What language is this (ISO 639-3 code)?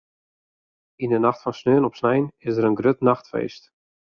fry